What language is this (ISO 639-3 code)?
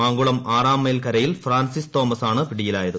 mal